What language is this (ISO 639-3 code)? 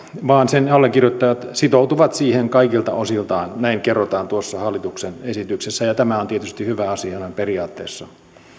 fin